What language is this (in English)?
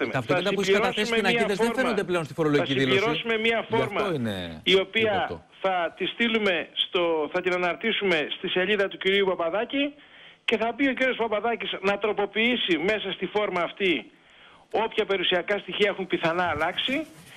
Greek